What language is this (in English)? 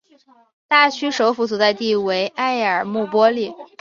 Chinese